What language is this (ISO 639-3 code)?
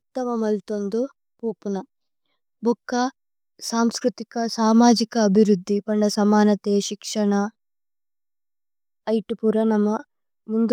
tcy